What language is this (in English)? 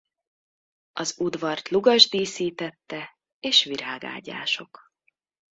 Hungarian